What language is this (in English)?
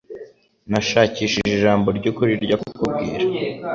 Kinyarwanda